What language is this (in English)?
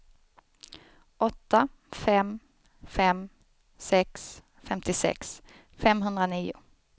Swedish